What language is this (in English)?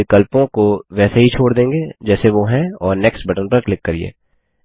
Hindi